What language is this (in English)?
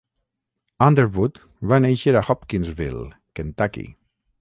Catalan